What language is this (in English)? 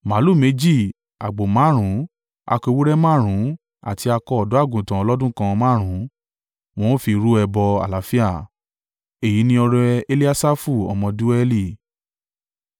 Yoruba